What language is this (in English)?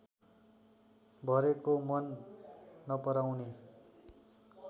Nepali